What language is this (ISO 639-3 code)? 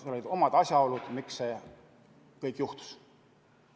est